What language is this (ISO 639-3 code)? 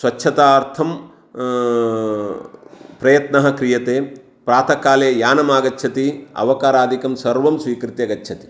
san